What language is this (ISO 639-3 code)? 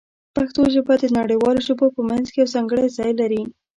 pus